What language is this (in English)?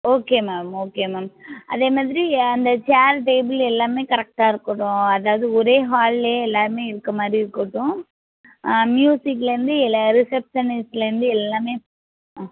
Tamil